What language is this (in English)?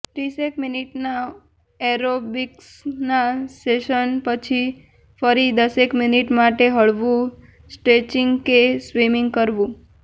Gujarati